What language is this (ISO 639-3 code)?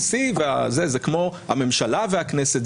heb